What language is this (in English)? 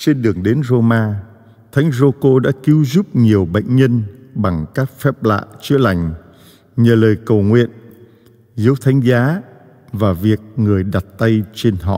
Vietnamese